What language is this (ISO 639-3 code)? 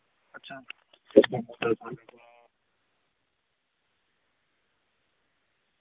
doi